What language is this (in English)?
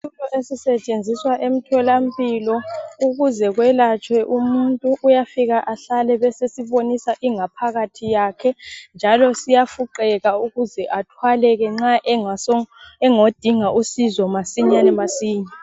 North Ndebele